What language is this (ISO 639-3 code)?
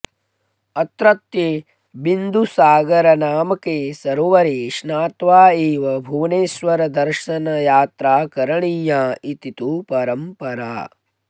san